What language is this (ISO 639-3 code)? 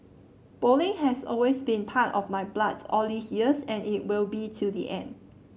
eng